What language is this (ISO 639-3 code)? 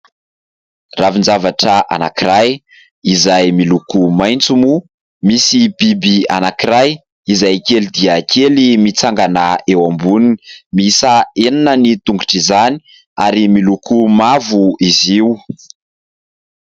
mlg